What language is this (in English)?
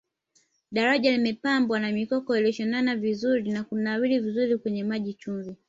Swahili